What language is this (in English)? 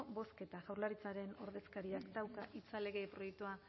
Basque